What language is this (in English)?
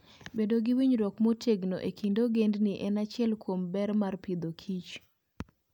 Luo (Kenya and Tanzania)